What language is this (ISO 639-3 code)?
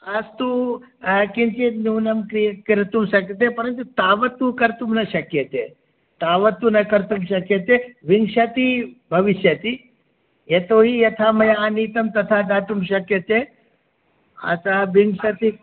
san